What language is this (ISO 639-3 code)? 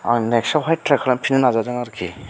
brx